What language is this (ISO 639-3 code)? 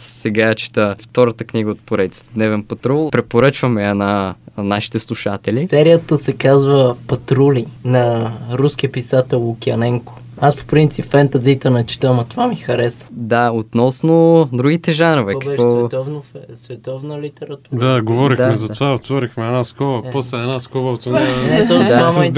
bul